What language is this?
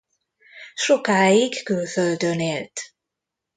Hungarian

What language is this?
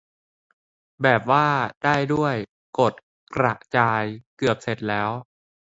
Thai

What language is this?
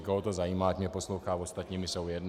Czech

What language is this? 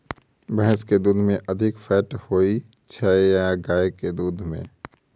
Maithili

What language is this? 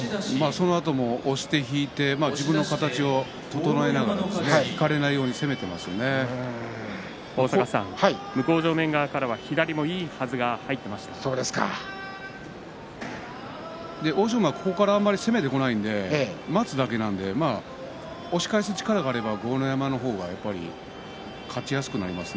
Japanese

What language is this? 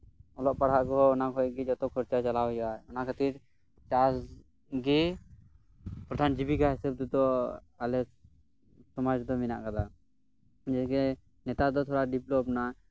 Santali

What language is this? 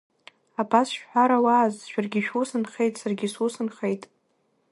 Abkhazian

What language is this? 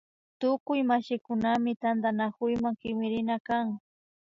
Imbabura Highland Quichua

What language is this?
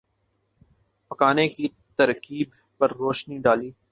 Urdu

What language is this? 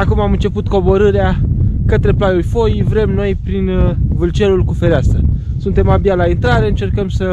Romanian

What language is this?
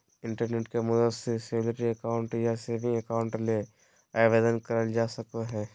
Magahi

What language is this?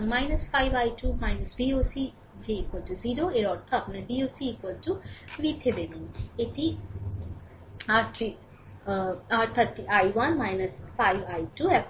Bangla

